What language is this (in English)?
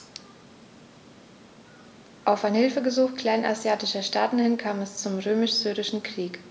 German